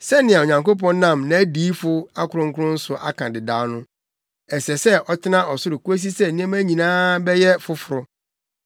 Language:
Akan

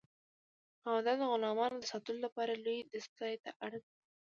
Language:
Pashto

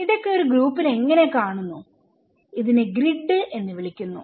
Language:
Malayalam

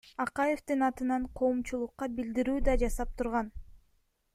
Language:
Kyrgyz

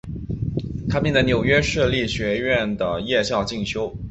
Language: Chinese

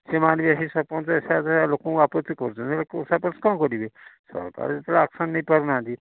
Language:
Odia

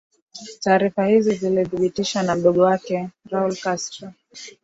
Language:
Swahili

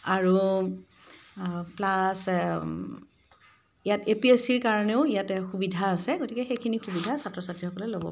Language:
Assamese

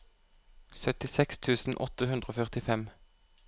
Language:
Norwegian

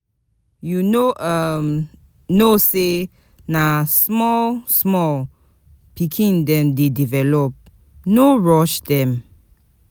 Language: Nigerian Pidgin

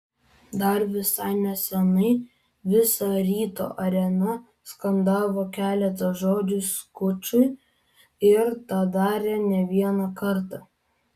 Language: Lithuanian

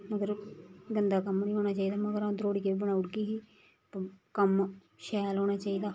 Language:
Dogri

